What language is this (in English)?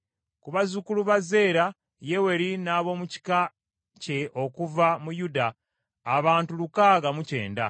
Ganda